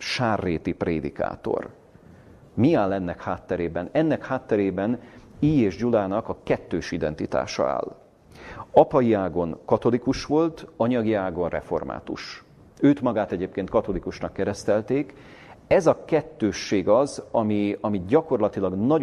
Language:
Hungarian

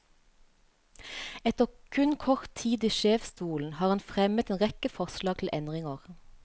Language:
Norwegian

